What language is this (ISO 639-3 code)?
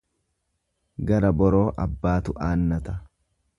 orm